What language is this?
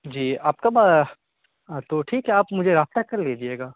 Urdu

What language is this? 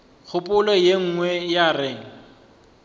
Northern Sotho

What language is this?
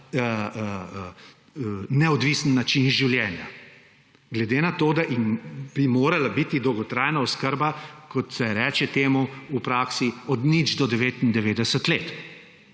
Slovenian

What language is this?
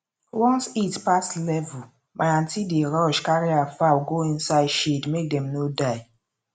Nigerian Pidgin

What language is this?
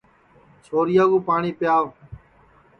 Sansi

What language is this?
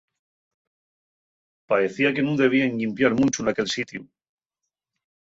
Asturian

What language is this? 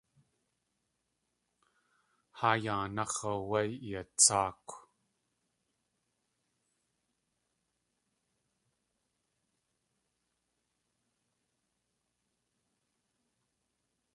Tlingit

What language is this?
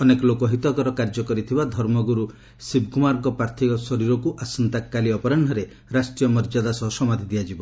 Odia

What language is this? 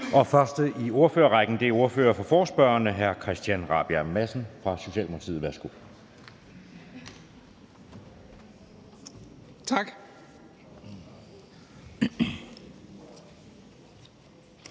Danish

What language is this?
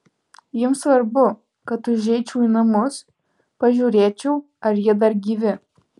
Lithuanian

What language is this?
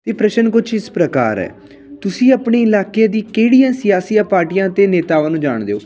Punjabi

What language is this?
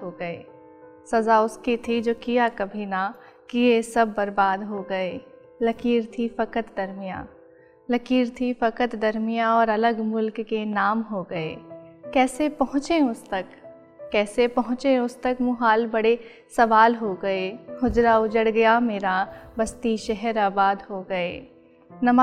Hindi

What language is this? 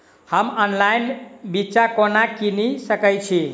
Maithili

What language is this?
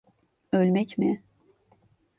Turkish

